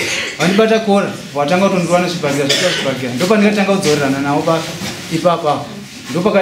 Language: French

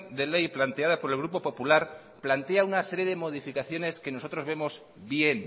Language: Spanish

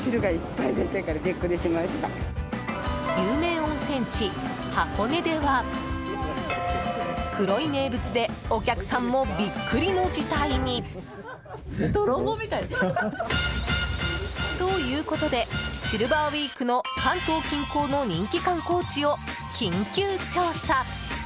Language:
Japanese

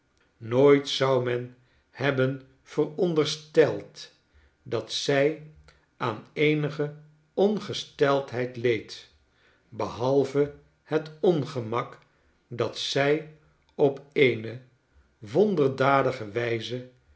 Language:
Dutch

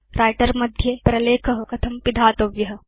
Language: Sanskrit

